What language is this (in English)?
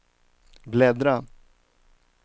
Swedish